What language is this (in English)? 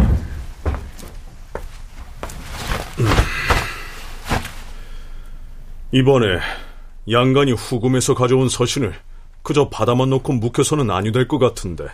Korean